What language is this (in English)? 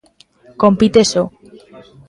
Galician